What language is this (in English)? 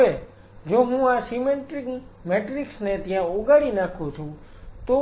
Gujarati